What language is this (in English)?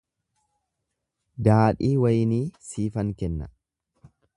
Oromo